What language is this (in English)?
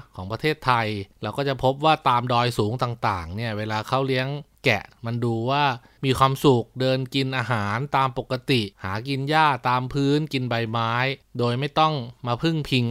Thai